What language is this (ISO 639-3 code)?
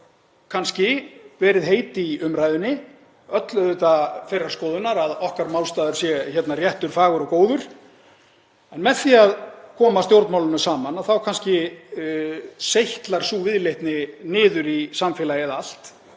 isl